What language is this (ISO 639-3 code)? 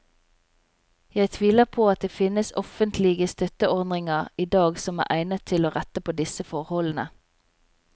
nor